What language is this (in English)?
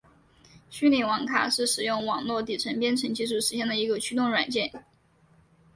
Chinese